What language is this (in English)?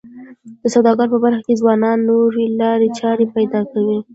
Pashto